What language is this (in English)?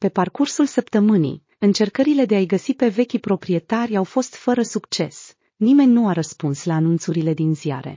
Romanian